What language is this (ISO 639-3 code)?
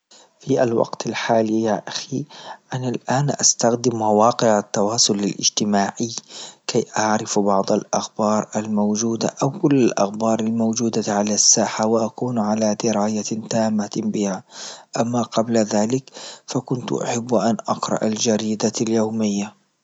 ayl